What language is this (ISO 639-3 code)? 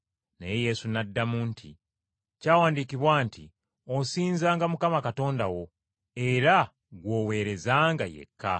lug